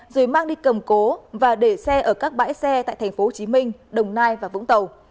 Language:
Vietnamese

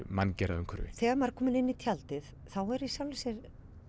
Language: Icelandic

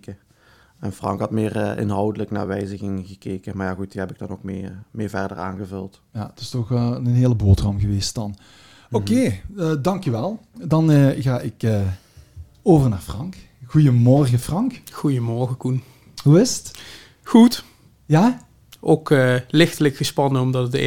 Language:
Dutch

